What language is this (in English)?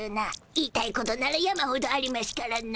Japanese